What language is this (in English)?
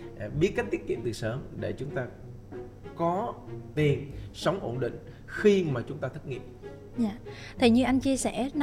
Vietnamese